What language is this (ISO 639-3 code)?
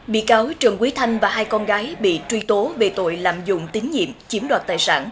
vie